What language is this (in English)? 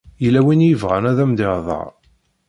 Kabyle